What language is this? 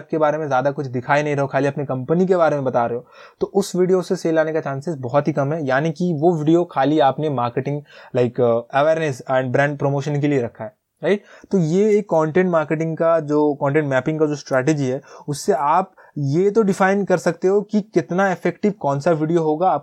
Hindi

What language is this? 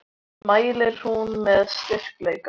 Icelandic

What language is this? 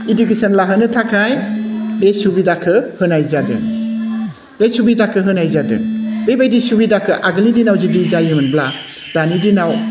Bodo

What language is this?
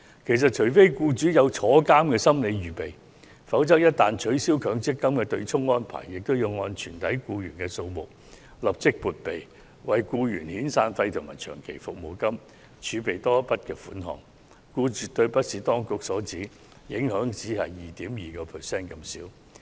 Cantonese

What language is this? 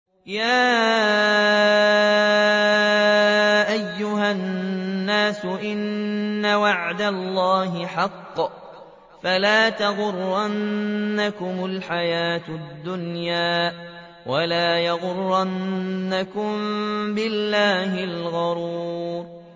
Arabic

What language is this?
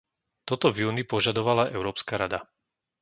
Slovak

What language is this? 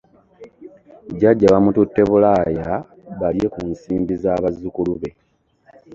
Ganda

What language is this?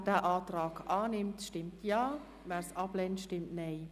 Swiss German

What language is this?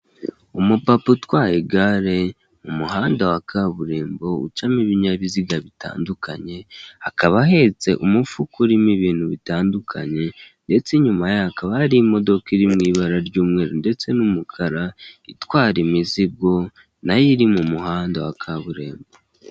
Kinyarwanda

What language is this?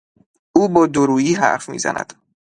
Persian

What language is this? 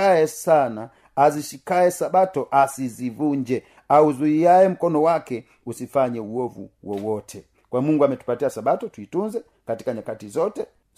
Swahili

